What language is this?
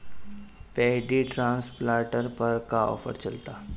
Bhojpuri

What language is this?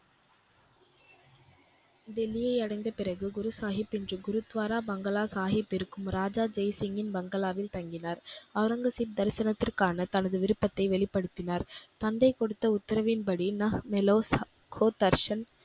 Tamil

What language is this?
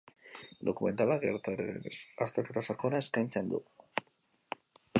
Basque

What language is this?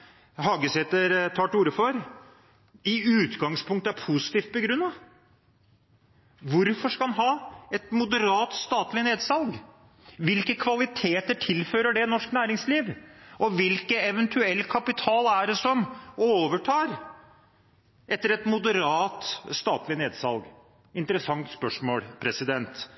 Norwegian Bokmål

